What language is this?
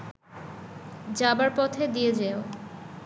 Bangla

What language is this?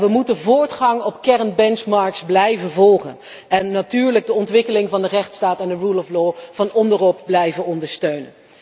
Dutch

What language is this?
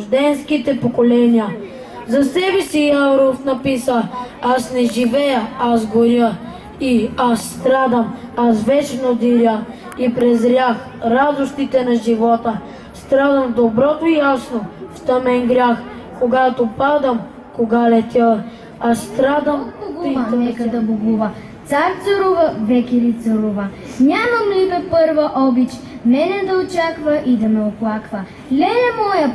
Bulgarian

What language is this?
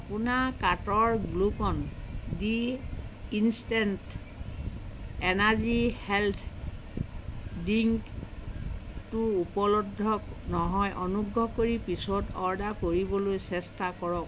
Assamese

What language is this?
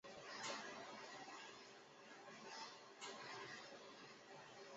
Chinese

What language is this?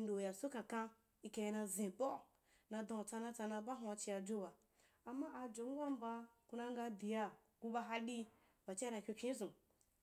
Wapan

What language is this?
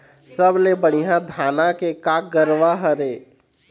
Chhattisgarhi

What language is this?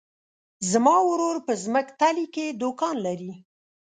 Pashto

